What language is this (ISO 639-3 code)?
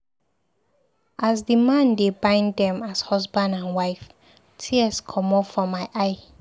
pcm